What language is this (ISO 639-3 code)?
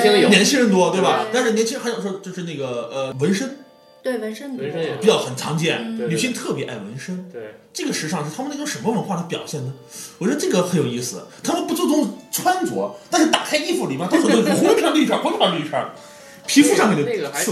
zho